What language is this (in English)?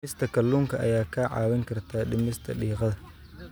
Somali